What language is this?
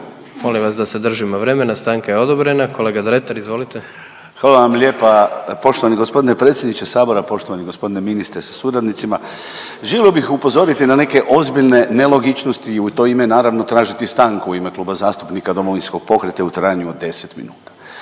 Croatian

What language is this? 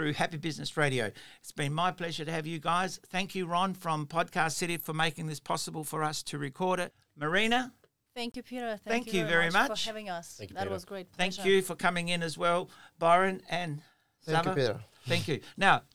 English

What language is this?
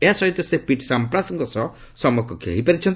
Odia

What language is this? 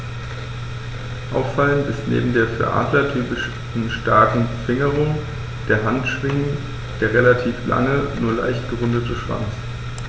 German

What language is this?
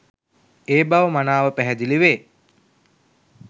Sinhala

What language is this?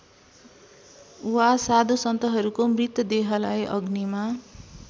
Nepali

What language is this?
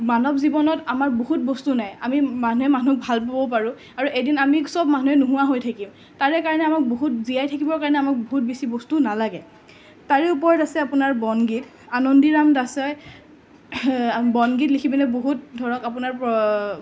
Assamese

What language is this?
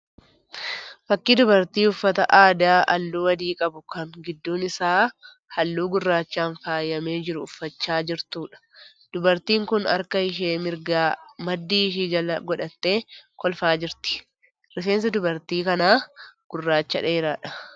Oromo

